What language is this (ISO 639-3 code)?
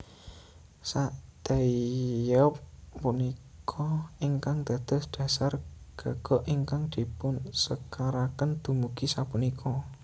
jav